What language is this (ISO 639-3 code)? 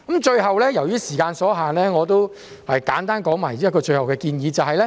yue